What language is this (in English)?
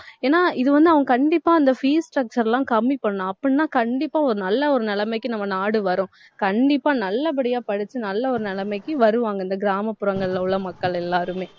Tamil